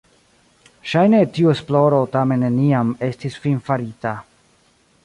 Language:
Esperanto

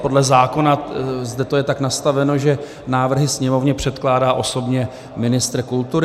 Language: Czech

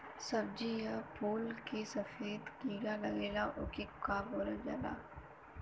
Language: Bhojpuri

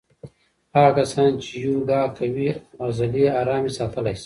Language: Pashto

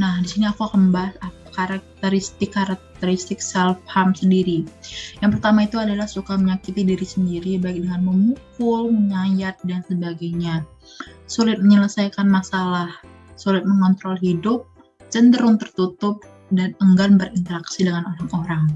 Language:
Indonesian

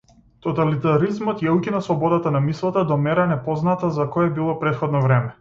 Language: Macedonian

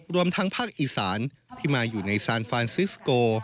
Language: Thai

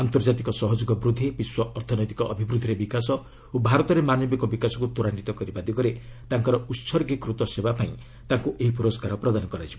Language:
Odia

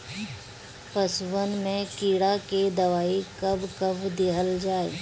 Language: Bhojpuri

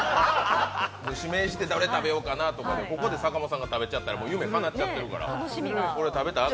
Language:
Japanese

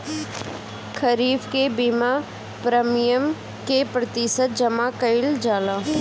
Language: Bhojpuri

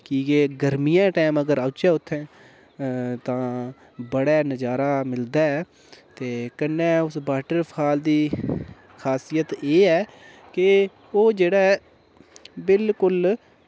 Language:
Dogri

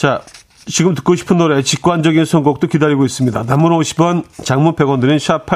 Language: Korean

